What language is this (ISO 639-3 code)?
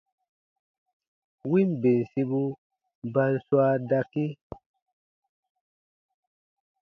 bba